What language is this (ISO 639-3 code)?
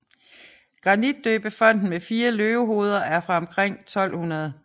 dan